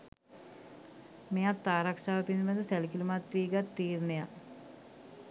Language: Sinhala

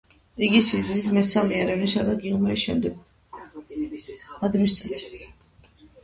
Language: Georgian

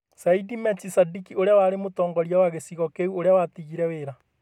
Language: Kikuyu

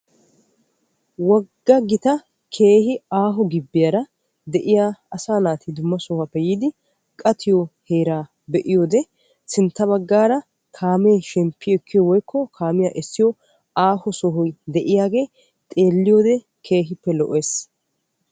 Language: Wolaytta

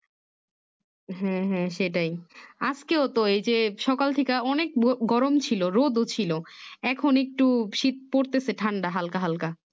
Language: Bangla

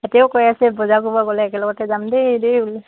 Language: Assamese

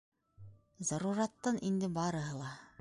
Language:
Bashkir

